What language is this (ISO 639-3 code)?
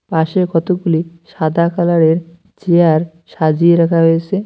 ben